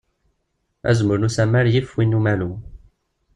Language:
Kabyle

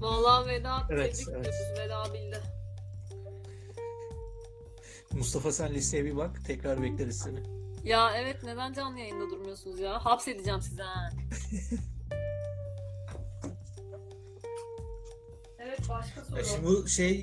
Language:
Turkish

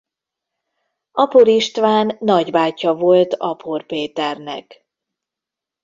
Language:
Hungarian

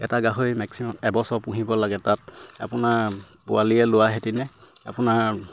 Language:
Assamese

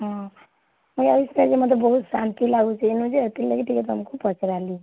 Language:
Odia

